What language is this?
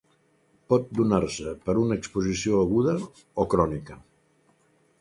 Catalan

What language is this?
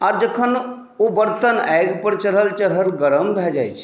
Maithili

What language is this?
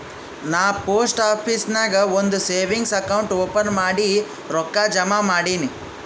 Kannada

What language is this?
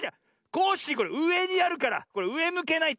Japanese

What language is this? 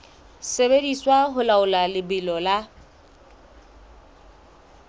Southern Sotho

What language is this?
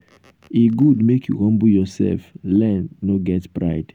Nigerian Pidgin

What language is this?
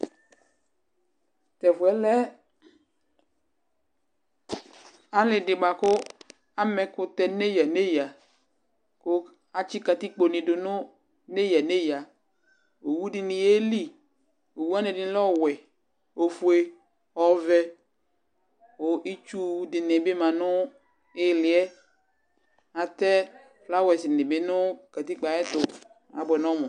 Ikposo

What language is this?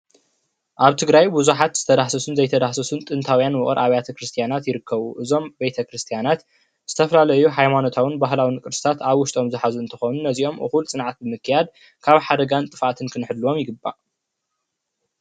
Tigrinya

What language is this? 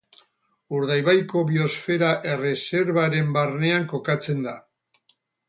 Basque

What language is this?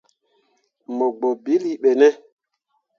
Mundang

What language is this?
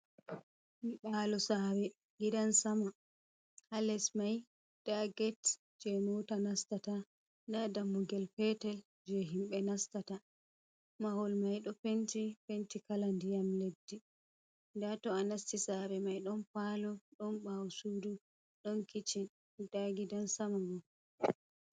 Fula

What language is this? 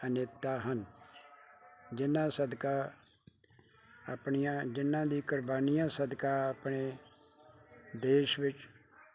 Punjabi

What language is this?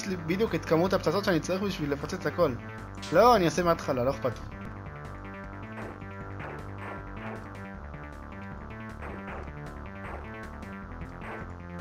Hebrew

